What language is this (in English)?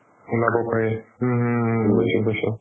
Assamese